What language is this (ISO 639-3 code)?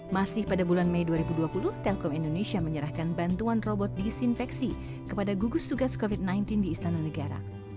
ind